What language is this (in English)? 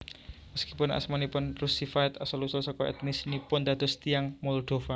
Javanese